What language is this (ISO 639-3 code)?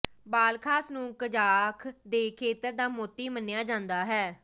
pan